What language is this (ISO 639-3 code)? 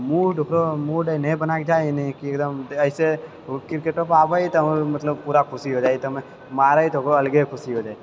mai